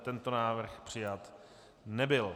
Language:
Czech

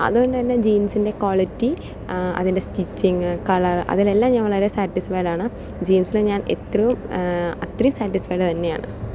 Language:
Malayalam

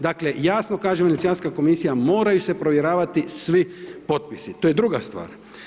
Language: Croatian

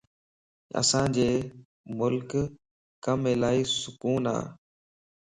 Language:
Lasi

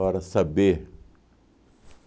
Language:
Portuguese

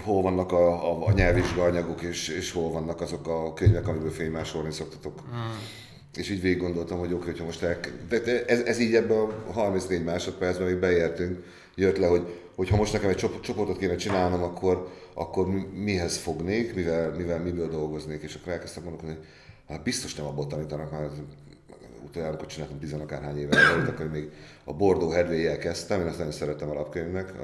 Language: Hungarian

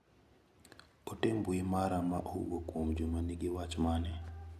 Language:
Luo (Kenya and Tanzania)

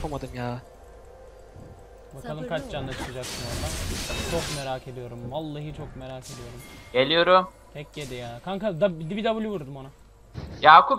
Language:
Turkish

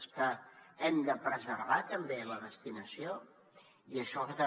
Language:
Catalan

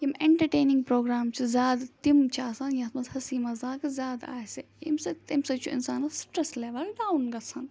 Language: Kashmiri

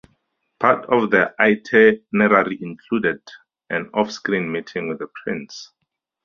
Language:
English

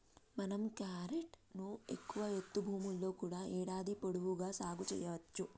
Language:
Telugu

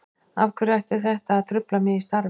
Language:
Icelandic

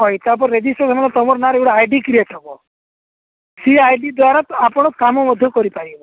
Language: Odia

